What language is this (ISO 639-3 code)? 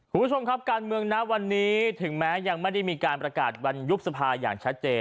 tha